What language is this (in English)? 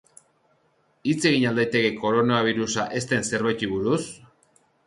Basque